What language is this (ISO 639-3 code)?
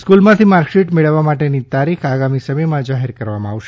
guj